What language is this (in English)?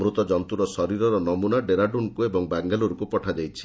Odia